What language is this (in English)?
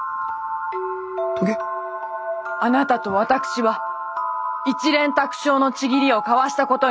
Japanese